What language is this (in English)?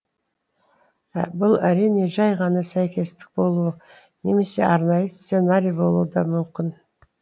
Kazakh